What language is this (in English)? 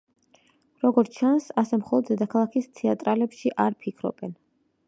Georgian